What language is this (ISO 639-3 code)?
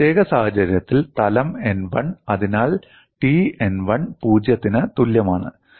mal